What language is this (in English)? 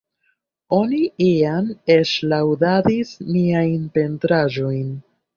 Esperanto